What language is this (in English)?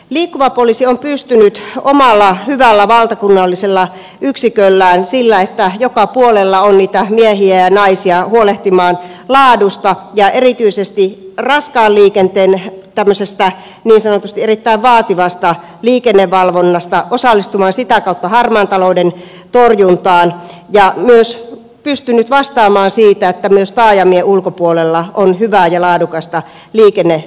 Finnish